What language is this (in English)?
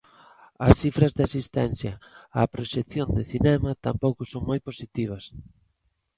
Galician